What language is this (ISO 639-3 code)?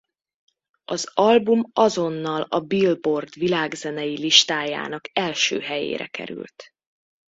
hun